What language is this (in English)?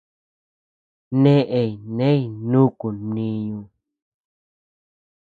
Tepeuxila Cuicatec